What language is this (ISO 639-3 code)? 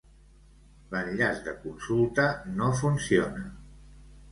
cat